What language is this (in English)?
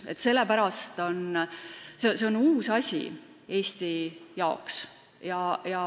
Estonian